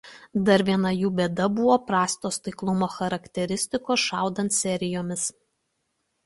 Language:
Lithuanian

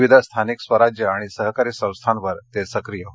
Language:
Marathi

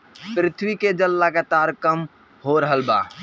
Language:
Bhojpuri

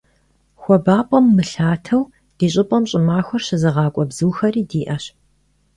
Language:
Kabardian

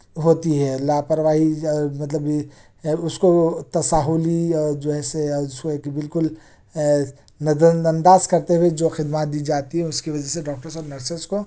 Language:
Urdu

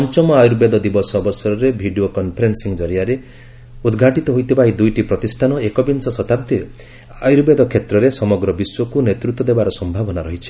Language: Odia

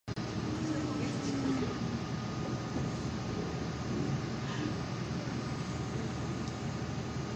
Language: Japanese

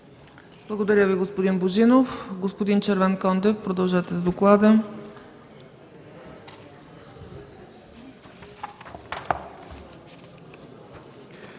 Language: Bulgarian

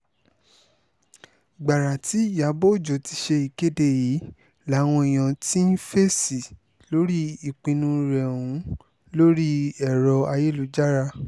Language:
Yoruba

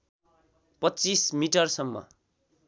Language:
Nepali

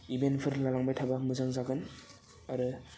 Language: Bodo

